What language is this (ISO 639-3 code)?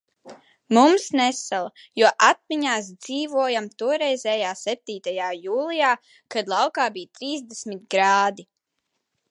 lav